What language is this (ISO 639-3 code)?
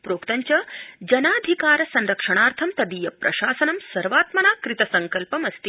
san